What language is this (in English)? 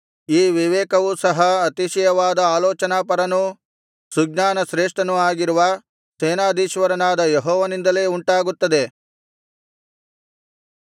Kannada